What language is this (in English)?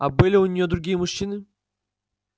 Russian